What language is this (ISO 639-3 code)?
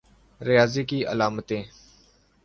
urd